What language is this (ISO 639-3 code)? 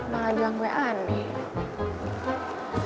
ind